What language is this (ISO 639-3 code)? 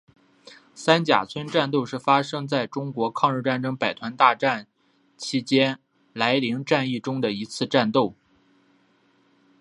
zho